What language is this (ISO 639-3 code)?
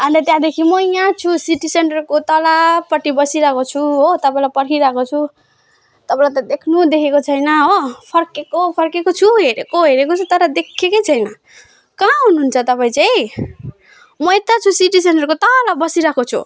nep